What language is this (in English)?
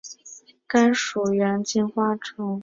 Chinese